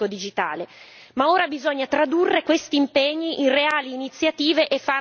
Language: Italian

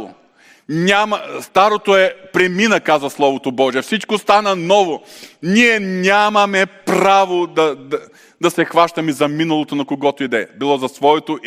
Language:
Bulgarian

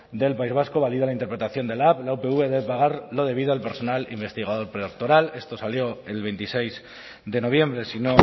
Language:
Spanish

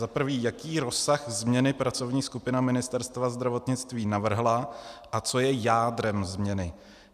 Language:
Czech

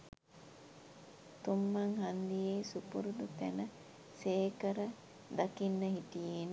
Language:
Sinhala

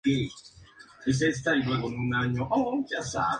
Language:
Spanish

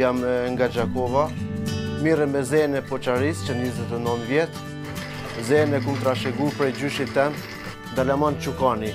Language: Bulgarian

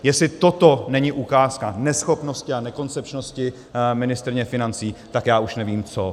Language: Czech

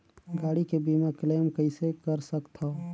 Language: Chhattisgarhi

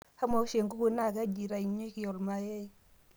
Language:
Masai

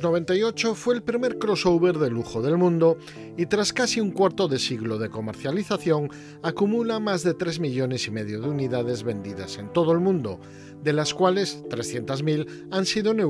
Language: Spanish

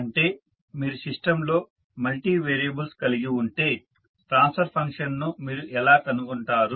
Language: Telugu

